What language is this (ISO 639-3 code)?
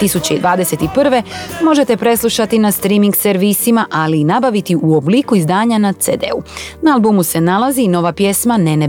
hrv